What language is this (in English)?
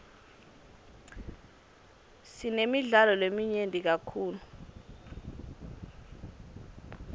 Swati